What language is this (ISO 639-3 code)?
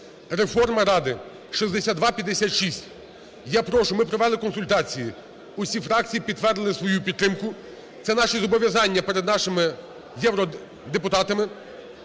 ukr